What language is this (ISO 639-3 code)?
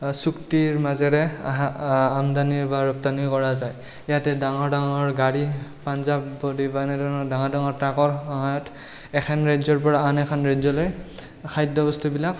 asm